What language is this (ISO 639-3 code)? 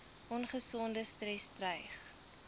afr